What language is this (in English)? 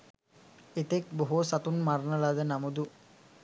Sinhala